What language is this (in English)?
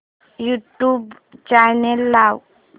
Marathi